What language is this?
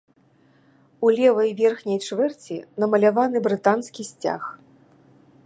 Belarusian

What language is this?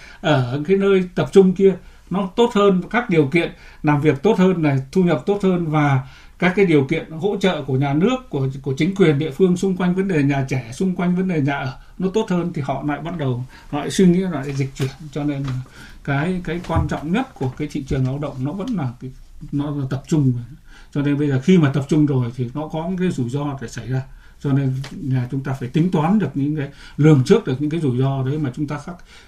Vietnamese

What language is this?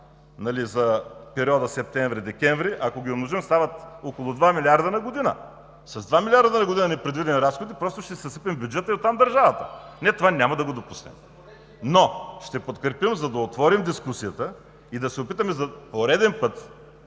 Bulgarian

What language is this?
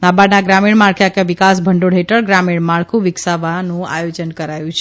Gujarati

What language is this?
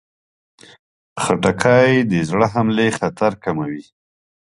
Pashto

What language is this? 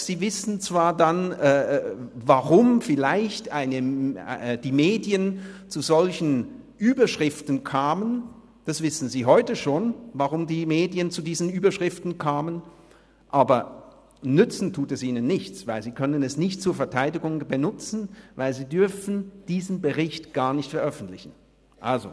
Swiss German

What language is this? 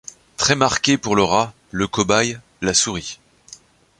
French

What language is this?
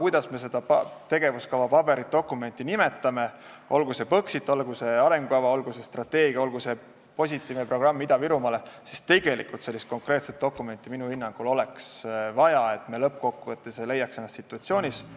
Estonian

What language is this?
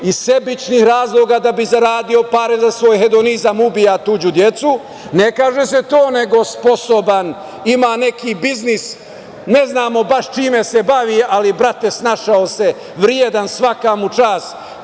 Serbian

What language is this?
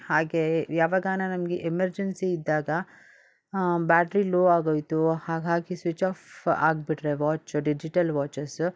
Kannada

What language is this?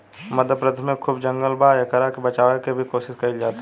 Bhojpuri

